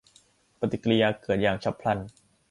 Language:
Thai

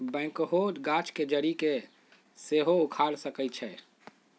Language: Magahi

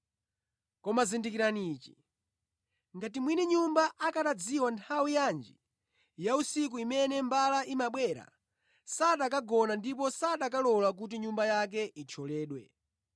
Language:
Nyanja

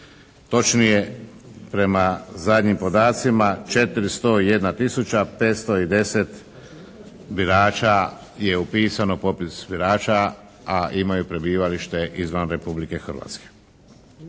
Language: Croatian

